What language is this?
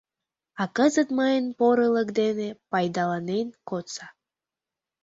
Mari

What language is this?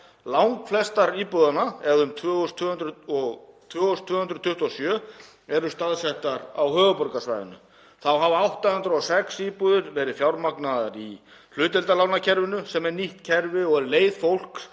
Icelandic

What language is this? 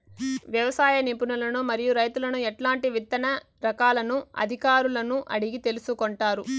Telugu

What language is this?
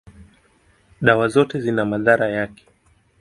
Swahili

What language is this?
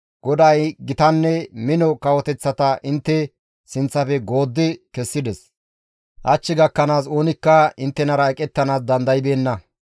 Gamo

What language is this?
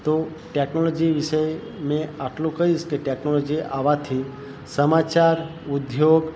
Gujarati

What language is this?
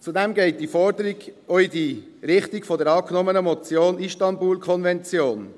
Swiss German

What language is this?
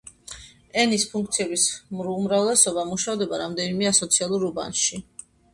Georgian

